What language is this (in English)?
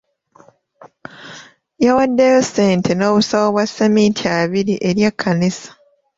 Ganda